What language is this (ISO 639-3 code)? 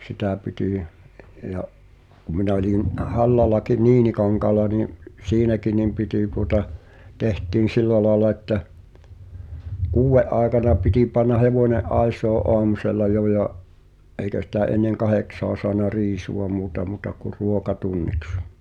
fin